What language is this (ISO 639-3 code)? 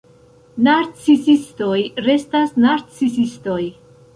epo